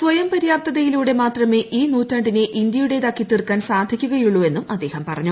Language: Malayalam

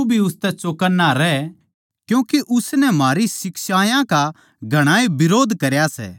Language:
Haryanvi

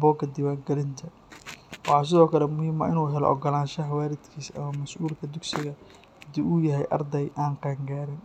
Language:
Somali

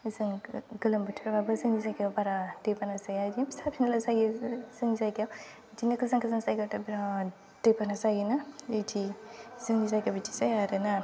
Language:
Bodo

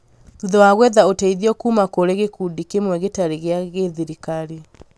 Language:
Kikuyu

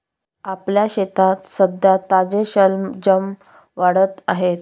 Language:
Marathi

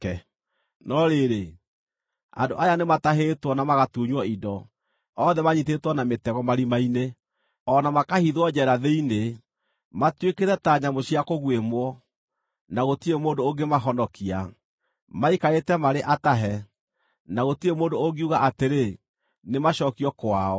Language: Kikuyu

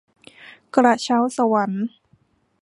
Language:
Thai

